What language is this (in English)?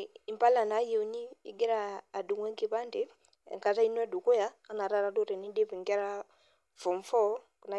Masai